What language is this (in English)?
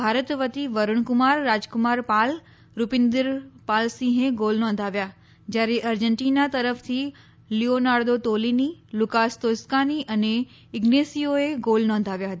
Gujarati